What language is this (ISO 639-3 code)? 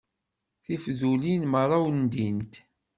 kab